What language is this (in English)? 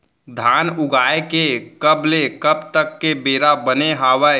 Chhattisgarhi